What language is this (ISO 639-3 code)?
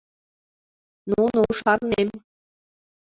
chm